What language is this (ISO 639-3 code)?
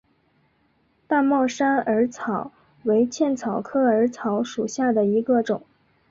zho